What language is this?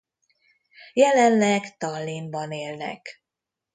Hungarian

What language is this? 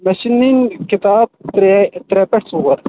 Kashmiri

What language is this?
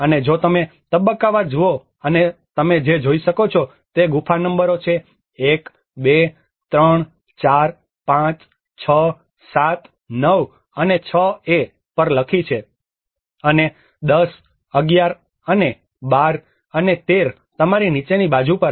Gujarati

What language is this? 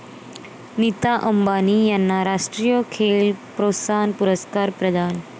Marathi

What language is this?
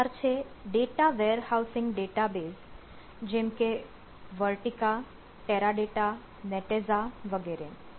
Gujarati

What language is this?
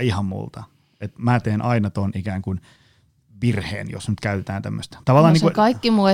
Finnish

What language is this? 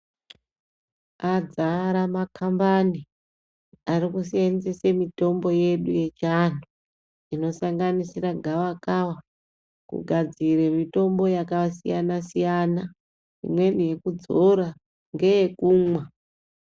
Ndau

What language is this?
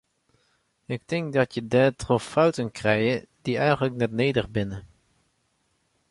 Western Frisian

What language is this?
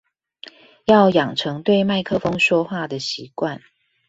Chinese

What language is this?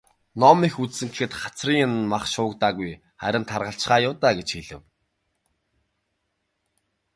Mongolian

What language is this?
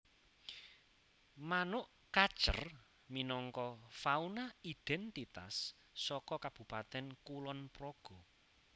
Javanese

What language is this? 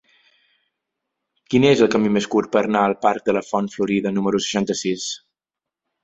Catalan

